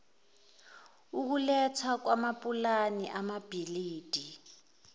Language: Zulu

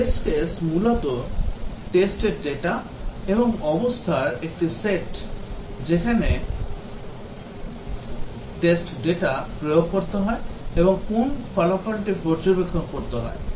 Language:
Bangla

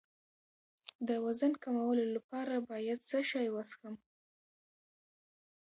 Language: Pashto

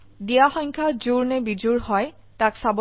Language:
Assamese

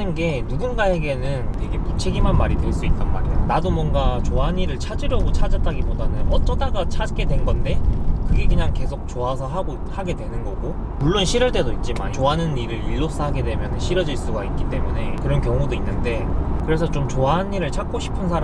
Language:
Korean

